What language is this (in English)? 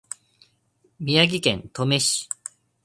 Japanese